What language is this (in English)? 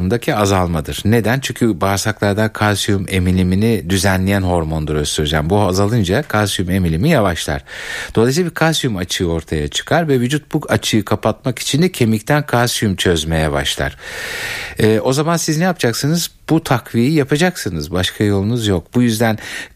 Turkish